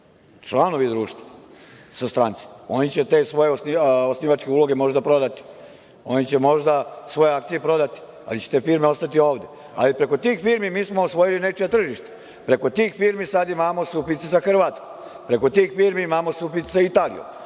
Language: Serbian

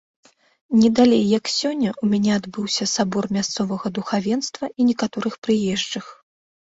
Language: Belarusian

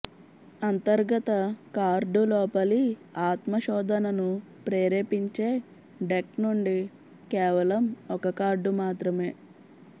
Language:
Telugu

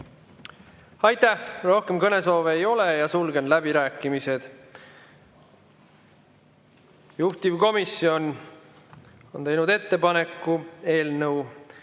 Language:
Estonian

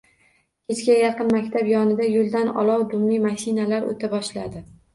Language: Uzbek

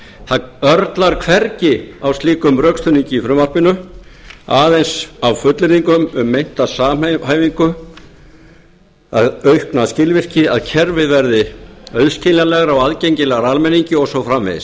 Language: Icelandic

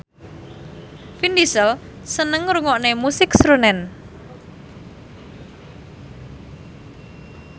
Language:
Javanese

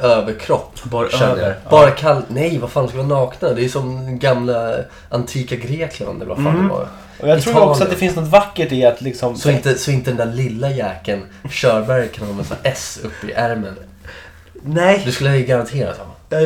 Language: Swedish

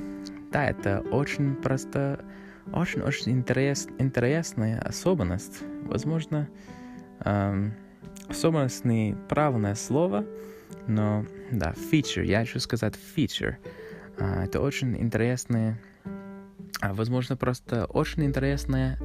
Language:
Russian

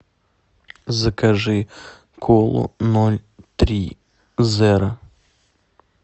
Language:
Russian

